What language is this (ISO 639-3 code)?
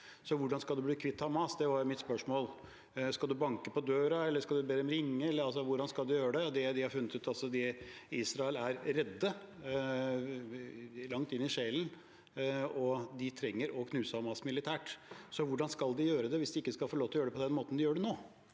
nor